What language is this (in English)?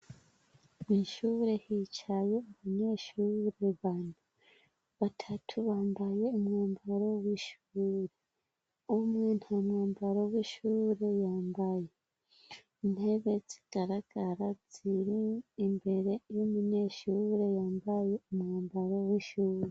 Rundi